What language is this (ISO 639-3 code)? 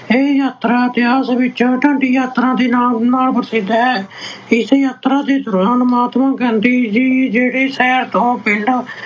pan